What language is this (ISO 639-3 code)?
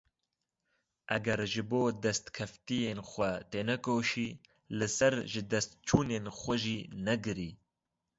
kur